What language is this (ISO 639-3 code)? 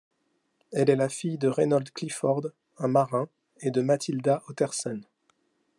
fra